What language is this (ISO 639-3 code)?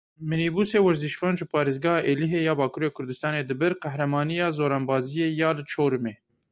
kur